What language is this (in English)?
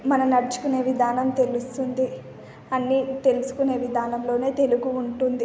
Telugu